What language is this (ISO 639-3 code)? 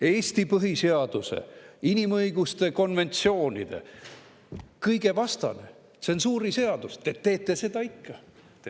est